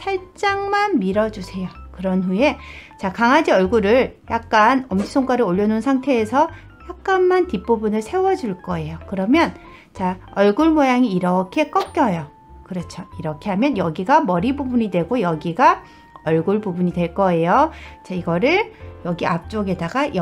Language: Korean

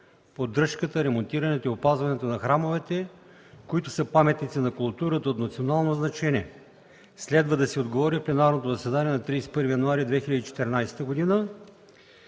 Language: Bulgarian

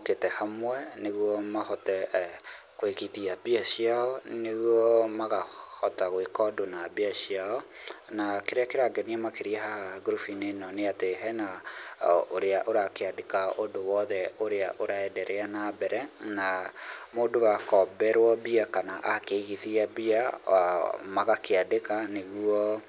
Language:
Kikuyu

